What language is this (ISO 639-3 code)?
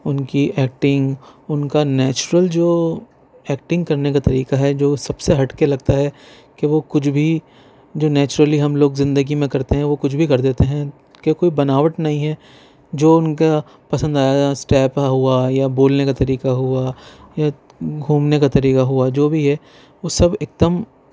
urd